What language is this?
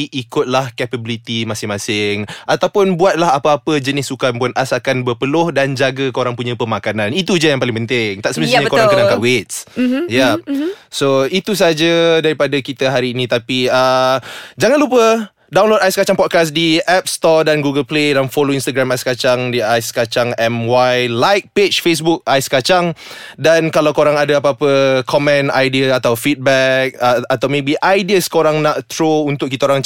Malay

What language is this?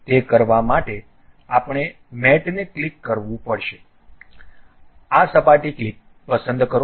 Gujarati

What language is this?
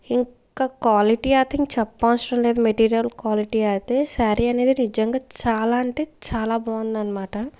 Telugu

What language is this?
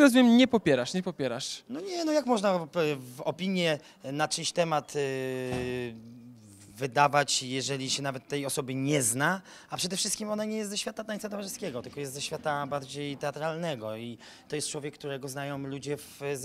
Polish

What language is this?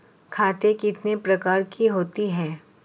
Hindi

